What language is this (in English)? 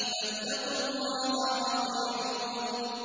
Arabic